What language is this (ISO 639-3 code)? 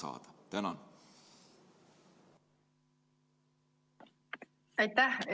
est